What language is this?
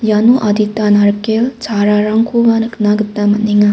Garo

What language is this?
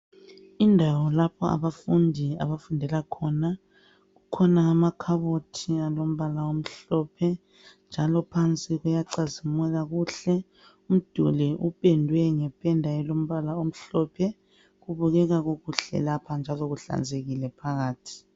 North Ndebele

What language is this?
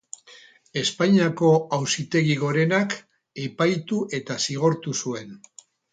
Basque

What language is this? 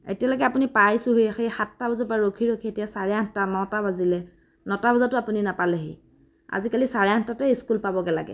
Assamese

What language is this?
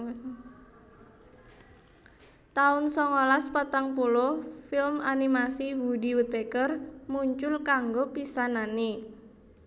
Javanese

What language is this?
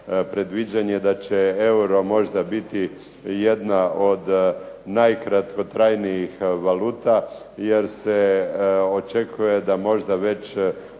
Croatian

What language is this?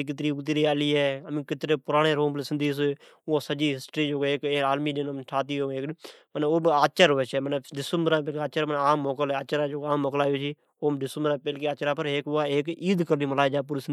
Od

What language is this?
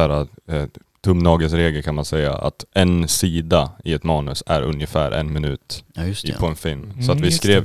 Swedish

